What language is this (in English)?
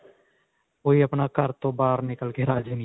Punjabi